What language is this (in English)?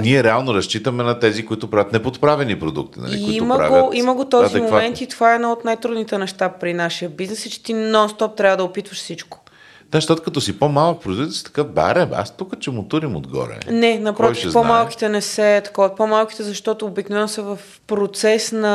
Bulgarian